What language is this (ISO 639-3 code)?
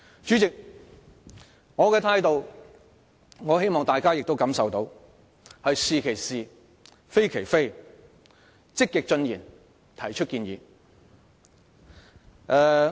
yue